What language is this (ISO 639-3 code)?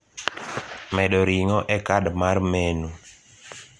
luo